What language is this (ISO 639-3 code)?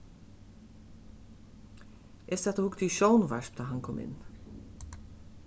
fao